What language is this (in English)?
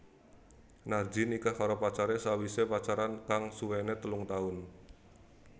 Javanese